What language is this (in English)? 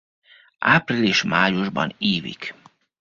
Hungarian